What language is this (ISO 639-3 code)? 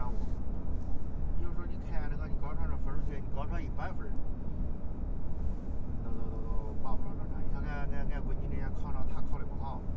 zho